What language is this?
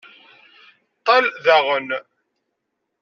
Kabyle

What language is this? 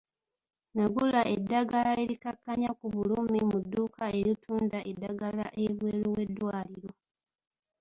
Ganda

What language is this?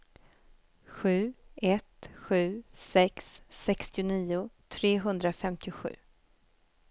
Swedish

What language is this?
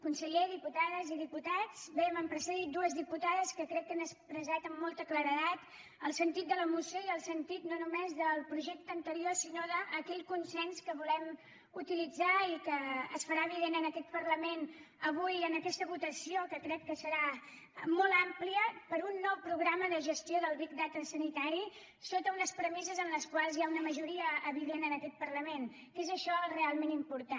Catalan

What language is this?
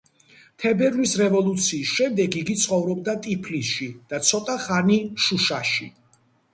Georgian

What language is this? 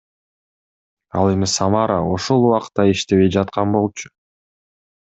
Kyrgyz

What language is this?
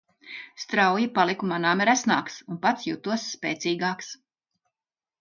Latvian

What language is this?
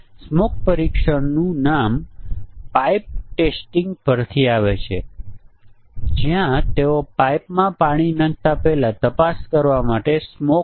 Gujarati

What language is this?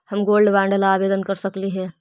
Magahi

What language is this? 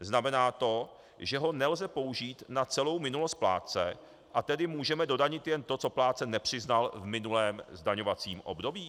Czech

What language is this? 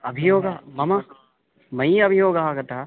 Sanskrit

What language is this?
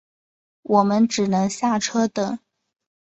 Chinese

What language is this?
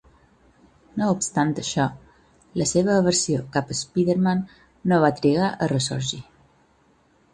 Catalan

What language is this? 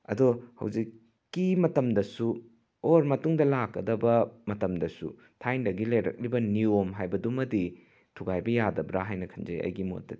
Manipuri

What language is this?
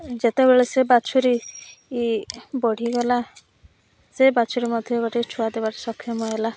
Odia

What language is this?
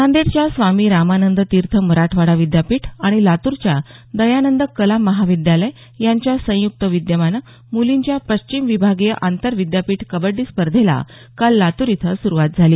Marathi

